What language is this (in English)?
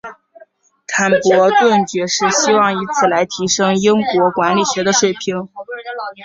Chinese